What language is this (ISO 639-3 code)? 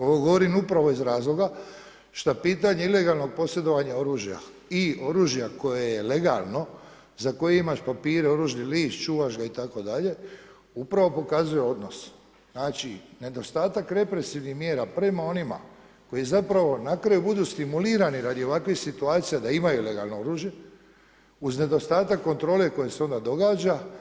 hrv